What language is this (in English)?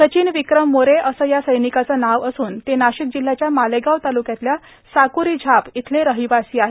Marathi